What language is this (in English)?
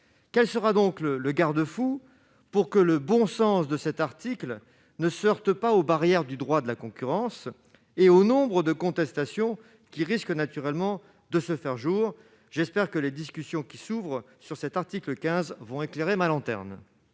French